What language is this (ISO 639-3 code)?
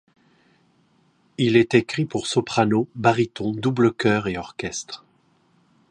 fra